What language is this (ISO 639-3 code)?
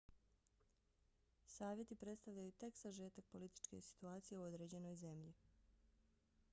bos